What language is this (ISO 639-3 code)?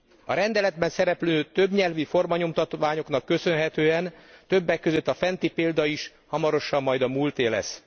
hun